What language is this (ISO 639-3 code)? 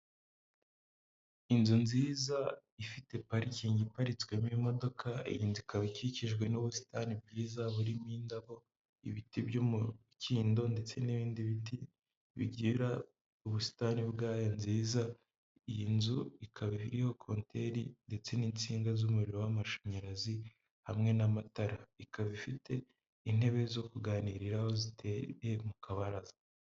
kin